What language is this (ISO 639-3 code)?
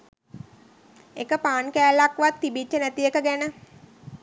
sin